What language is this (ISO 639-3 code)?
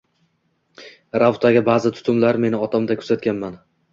uzb